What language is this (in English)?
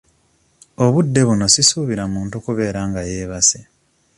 Ganda